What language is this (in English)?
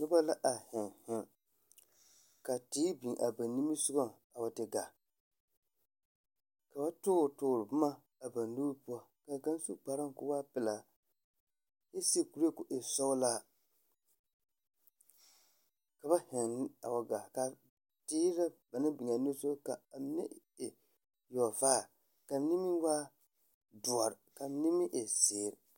Southern Dagaare